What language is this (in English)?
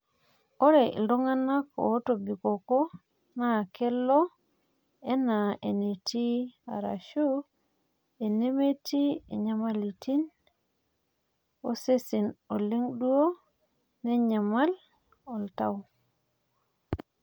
Masai